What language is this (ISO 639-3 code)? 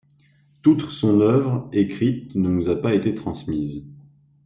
fra